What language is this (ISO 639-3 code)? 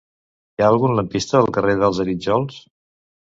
cat